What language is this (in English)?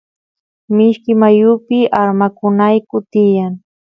Santiago del Estero Quichua